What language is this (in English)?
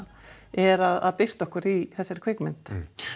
Icelandic